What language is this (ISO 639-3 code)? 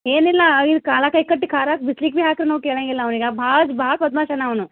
kan